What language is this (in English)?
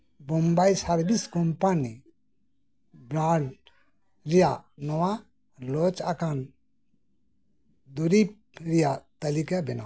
Santali